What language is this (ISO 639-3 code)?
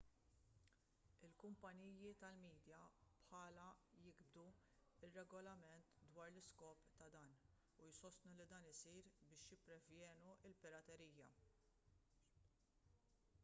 mlt